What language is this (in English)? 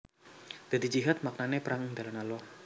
Javanese